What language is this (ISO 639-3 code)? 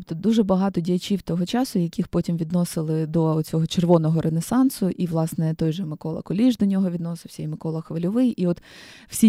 ukr